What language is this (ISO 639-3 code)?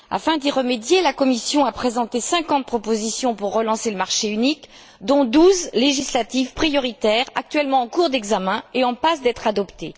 fra